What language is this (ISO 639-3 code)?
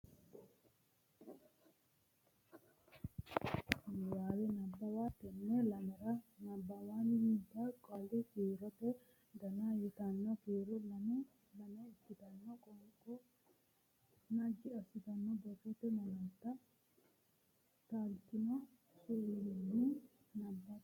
sid